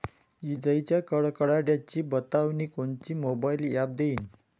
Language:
Marathi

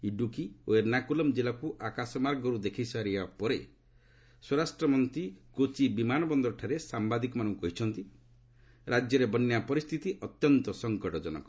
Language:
Odia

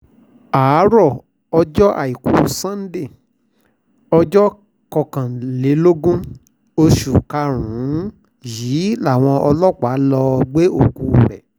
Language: Yoruba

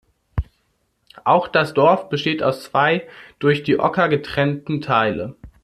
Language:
German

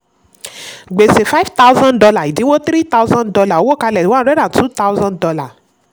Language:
Yoruba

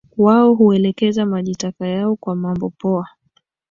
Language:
Swahili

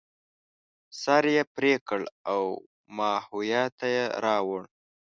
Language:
Pashto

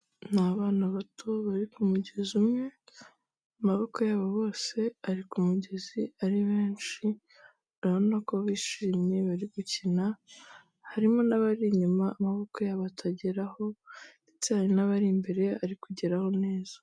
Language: Kinyarwanda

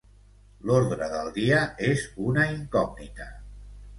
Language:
Catalan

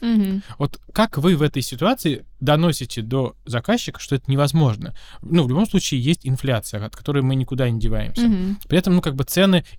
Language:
Russian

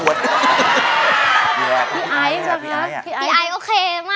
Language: Thai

